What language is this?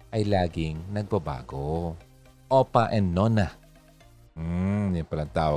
Filipino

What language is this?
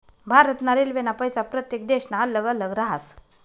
Marathi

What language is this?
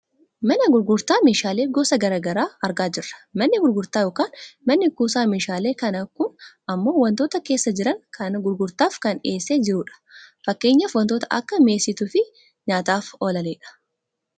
Oromo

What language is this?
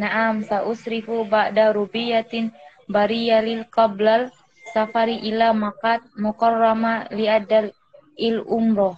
Indonesian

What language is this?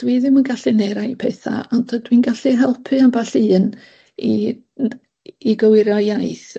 Welsh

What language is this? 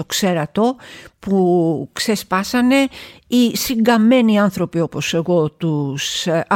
Greek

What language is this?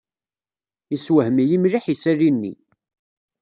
Kabyle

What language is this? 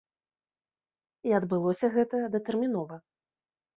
Belarusian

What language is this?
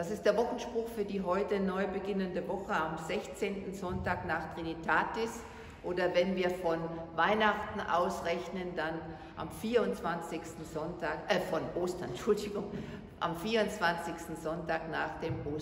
German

